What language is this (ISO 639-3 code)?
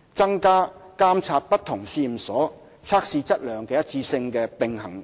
yue